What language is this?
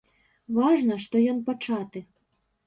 Belarusian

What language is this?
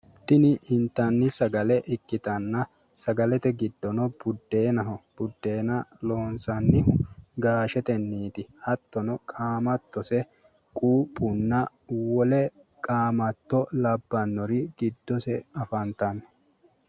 Sidamo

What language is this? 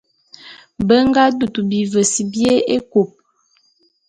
Bulu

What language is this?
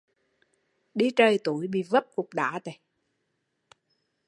Vietnamese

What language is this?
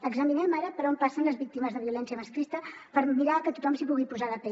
Catalan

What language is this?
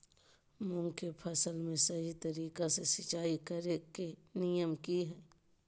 Magahi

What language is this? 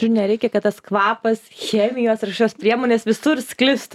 Lithuanian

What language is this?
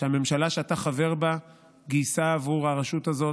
Hebrew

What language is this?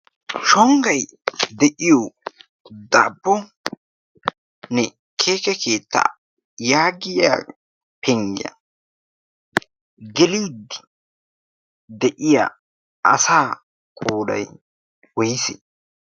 Wolaytta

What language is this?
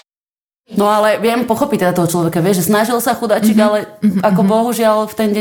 Slovak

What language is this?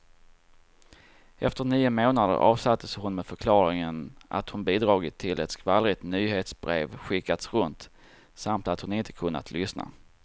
Swedish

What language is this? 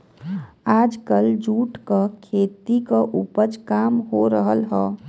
Bhojpuri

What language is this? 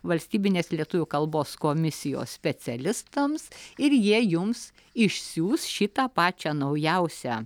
Lithuanian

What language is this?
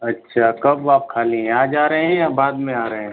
Hindi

